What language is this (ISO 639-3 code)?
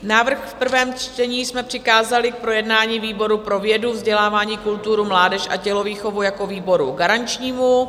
ces